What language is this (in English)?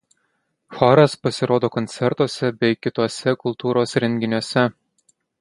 Lithuanian